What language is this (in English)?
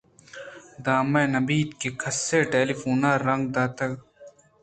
Eastern Balochi